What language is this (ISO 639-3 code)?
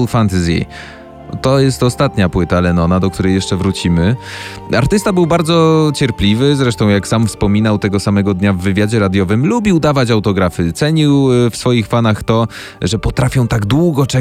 pol